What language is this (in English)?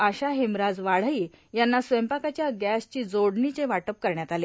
Marathi